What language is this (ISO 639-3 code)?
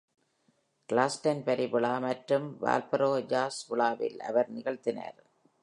tam